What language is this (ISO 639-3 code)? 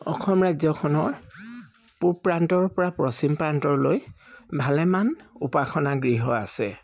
asm